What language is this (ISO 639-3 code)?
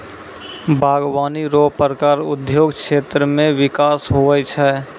mai